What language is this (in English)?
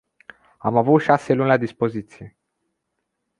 Romanian